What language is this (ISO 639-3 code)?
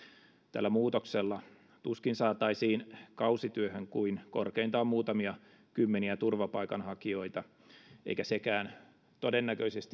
fin